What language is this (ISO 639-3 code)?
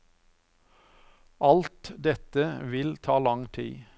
nor